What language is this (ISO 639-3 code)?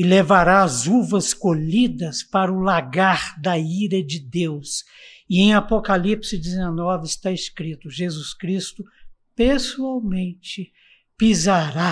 por